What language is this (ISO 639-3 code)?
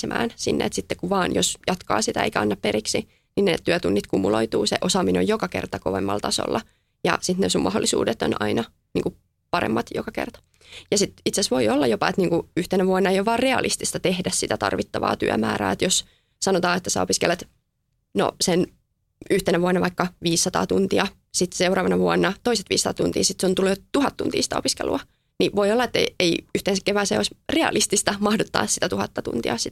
fin